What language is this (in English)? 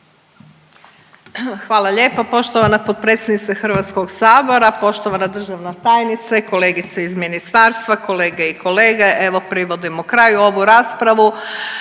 Croatian